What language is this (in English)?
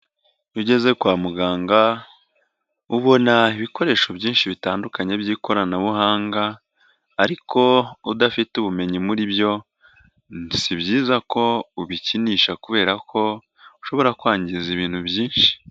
Kinyarwanda